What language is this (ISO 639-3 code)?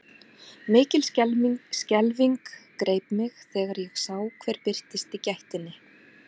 isl